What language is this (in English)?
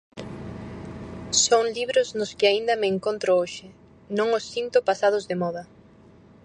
Galician